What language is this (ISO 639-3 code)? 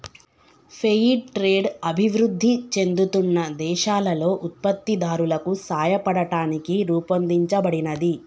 tel